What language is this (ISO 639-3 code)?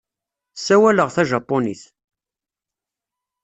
kab